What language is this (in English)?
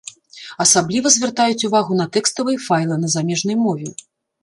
Belarusian